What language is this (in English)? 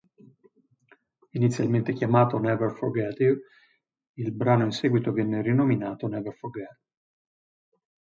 Italian